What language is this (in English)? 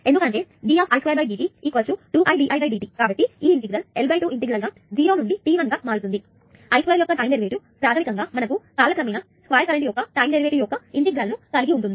Telugu